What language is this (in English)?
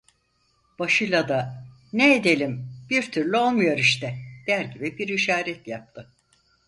Turkish